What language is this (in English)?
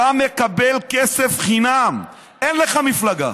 Hebrew